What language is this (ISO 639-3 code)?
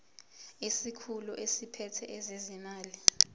zul